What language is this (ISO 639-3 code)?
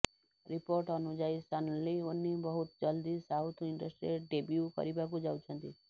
ori